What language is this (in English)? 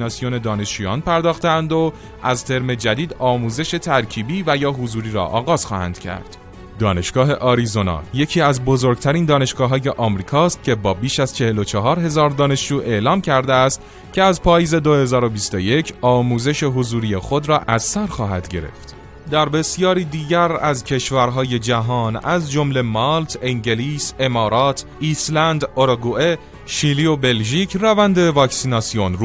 Persian